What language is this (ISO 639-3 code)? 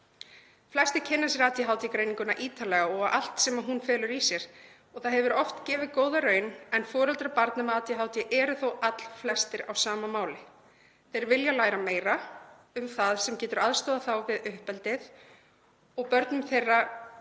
isl